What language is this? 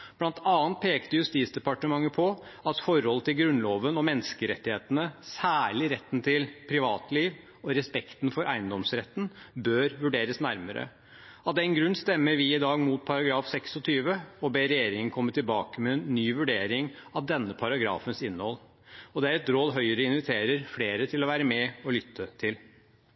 Norwegian Bokmål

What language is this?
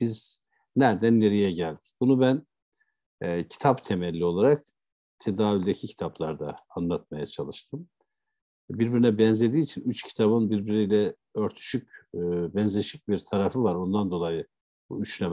Turkish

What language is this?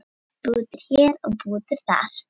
Icelandic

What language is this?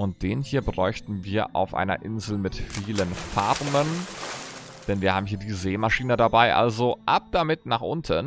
German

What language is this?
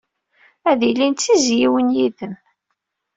Kabyle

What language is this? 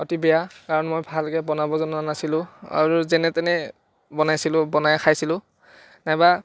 Assamese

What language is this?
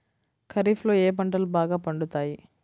Telugu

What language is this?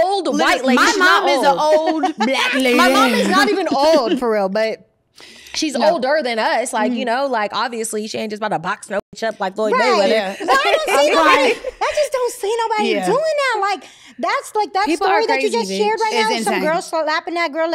English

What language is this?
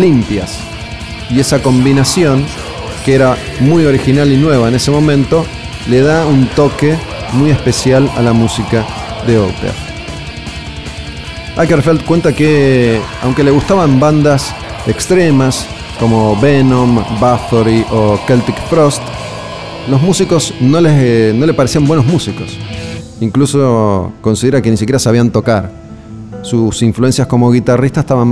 Spanish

